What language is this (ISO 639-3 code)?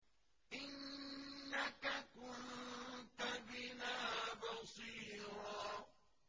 ara